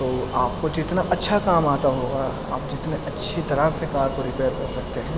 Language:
Urdu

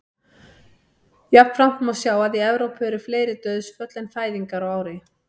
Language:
Icelandic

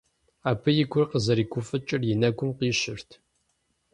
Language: Kabardian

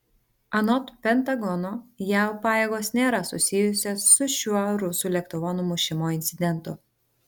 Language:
Lithuanian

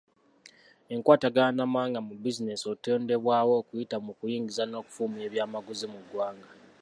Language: Ganda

